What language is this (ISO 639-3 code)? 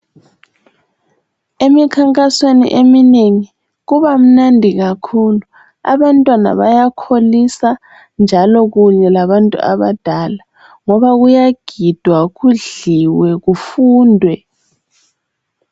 nde